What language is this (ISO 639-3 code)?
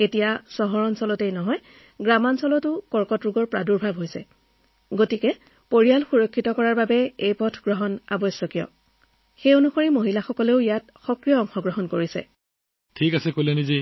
asm